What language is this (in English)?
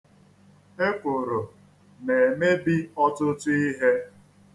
Igbo